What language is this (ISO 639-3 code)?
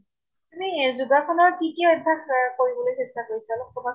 asm